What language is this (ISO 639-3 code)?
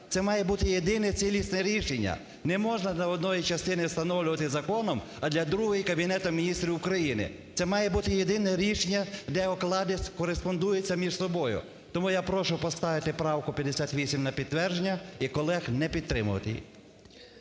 ukr